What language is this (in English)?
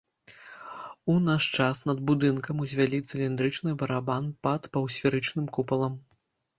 Belarusian